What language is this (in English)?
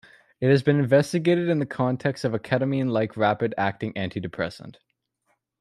English